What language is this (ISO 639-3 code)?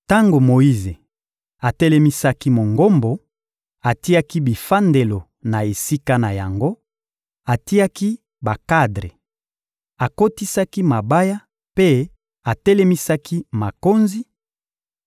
lin